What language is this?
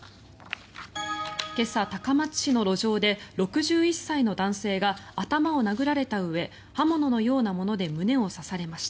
Japanese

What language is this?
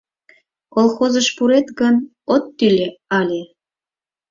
Mari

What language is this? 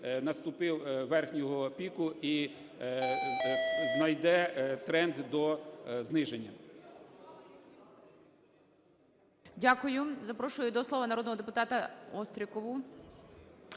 Ukrainian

